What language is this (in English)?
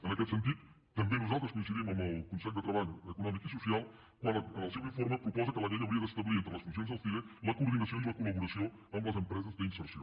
Catalan